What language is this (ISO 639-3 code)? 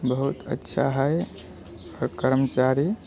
mai